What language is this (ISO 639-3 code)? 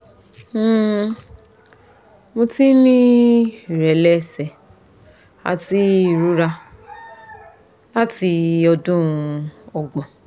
yor